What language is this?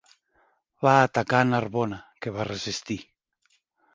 Catalan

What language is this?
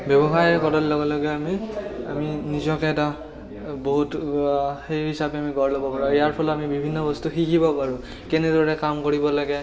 Assamese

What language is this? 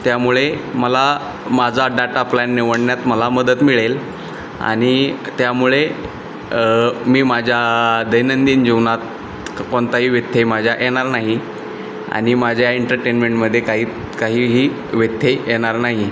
Marathi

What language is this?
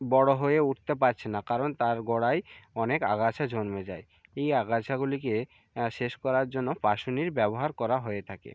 Bangla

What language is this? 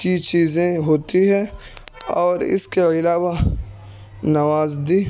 Urdu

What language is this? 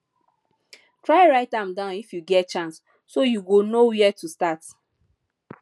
Nigerian Pidgin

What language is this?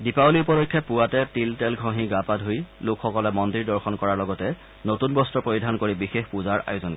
Assamese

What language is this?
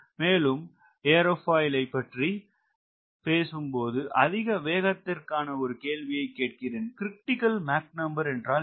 Tamil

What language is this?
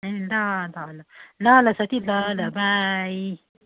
Nepali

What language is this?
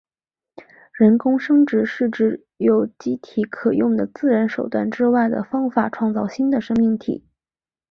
Chinese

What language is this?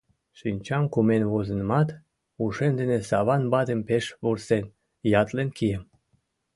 Mari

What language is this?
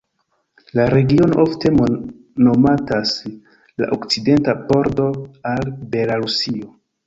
Esperanto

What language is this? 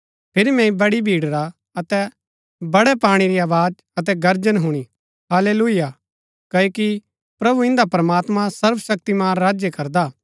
Gaddi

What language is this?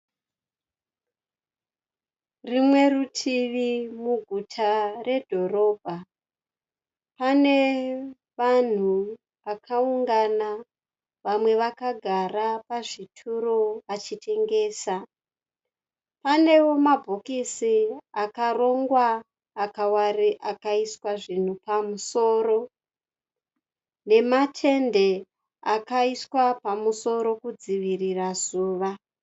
Shona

